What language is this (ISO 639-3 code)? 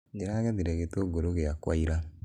kik